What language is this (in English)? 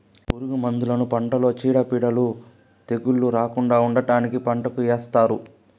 Telugu